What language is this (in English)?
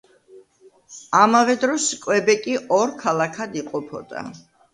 Georgian